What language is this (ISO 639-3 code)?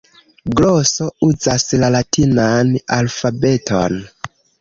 epo